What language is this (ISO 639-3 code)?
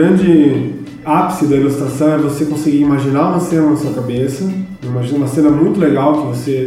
por